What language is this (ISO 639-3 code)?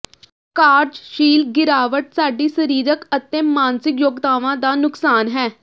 pan